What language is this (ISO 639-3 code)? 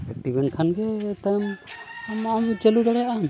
sat